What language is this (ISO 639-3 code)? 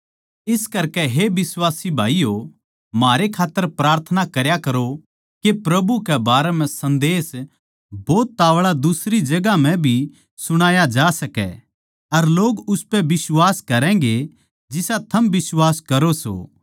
bgc